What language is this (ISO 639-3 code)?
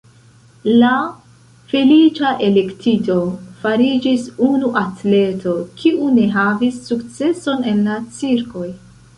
epo